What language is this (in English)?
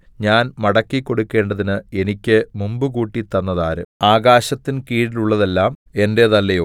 Malayalam